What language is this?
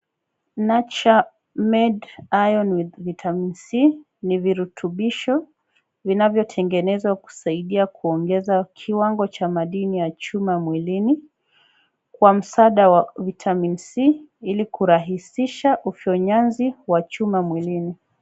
Swahili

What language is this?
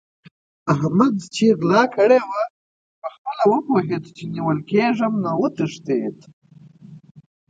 Pashto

